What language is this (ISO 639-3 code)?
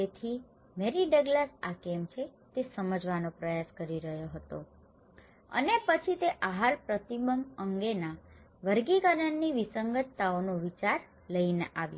guj